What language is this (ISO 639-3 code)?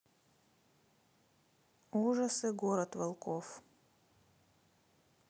rus